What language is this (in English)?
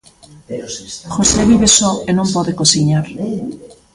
Galician